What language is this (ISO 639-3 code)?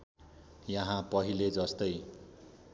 nep